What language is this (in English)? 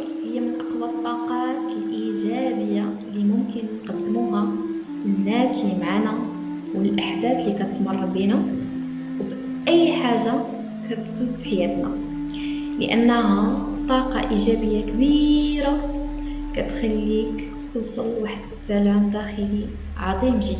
Arabic